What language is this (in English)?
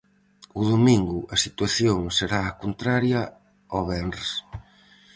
Galician